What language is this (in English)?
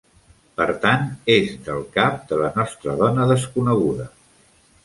Catalan